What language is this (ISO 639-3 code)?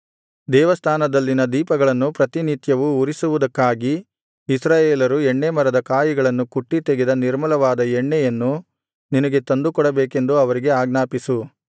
kan